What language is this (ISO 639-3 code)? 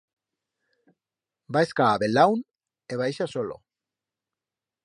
arg